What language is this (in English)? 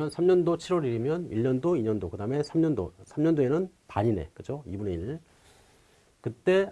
Korean